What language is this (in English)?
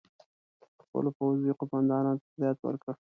Pashto